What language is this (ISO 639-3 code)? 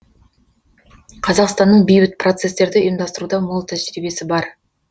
kaz